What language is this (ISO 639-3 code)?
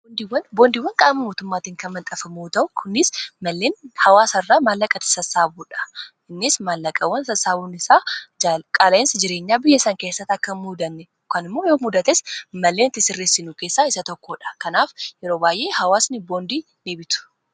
orm